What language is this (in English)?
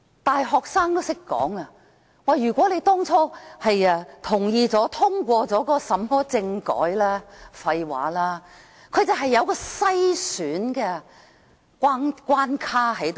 Cantonese